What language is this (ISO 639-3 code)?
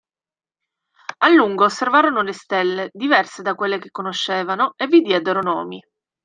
ita